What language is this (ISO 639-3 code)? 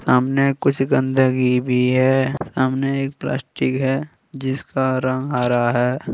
hin